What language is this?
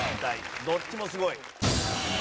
Japanese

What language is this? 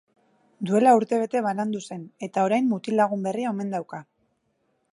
Basque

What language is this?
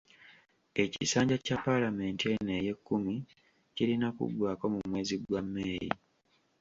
Ganda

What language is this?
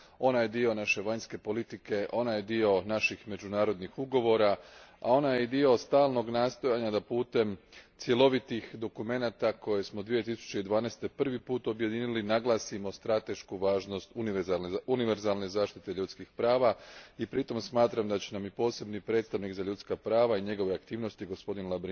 Croatian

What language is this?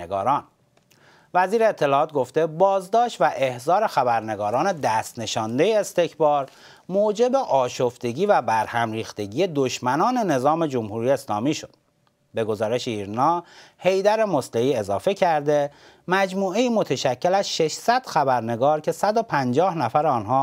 Persian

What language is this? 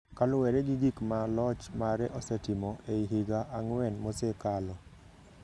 Luo (Kenya and Tanzania)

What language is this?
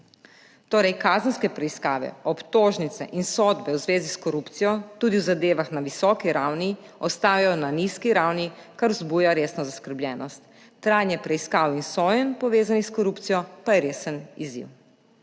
Slovenian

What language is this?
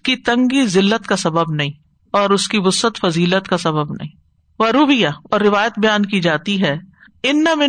Urdu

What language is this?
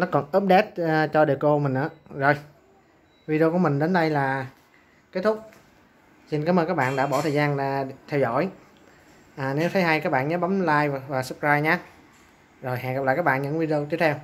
Vietnamese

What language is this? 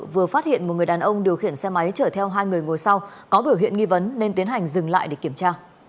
Vietnamese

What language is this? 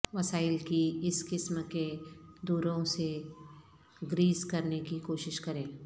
Urdu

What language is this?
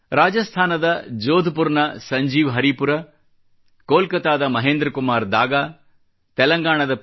Kannada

